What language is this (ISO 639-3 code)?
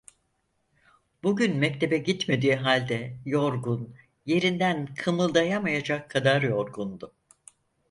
tur